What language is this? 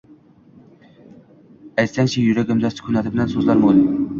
Uzbek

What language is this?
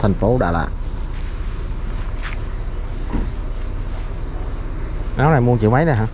Vietnamese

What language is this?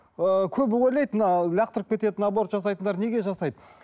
Kazakh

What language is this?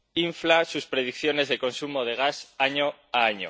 Spanish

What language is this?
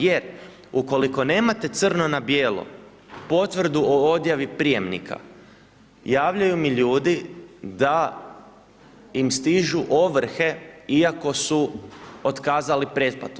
Croatian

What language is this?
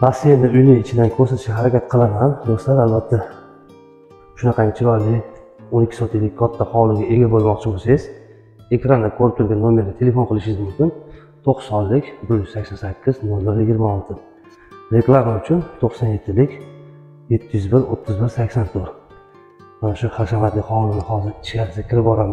Turkish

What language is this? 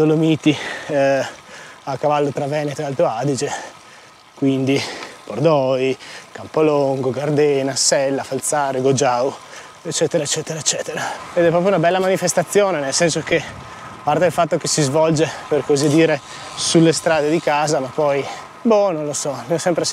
Italian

